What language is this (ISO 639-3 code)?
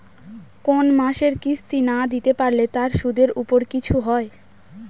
ben